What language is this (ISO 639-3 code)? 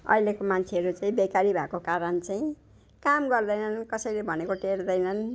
nep